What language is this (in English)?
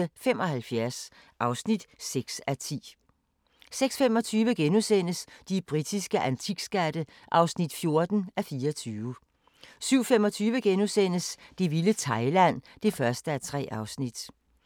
Danish